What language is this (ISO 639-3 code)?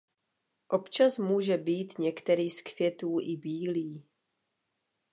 ces